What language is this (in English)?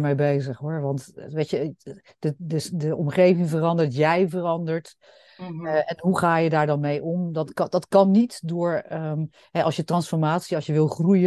Dutch